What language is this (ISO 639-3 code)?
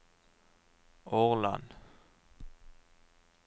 nor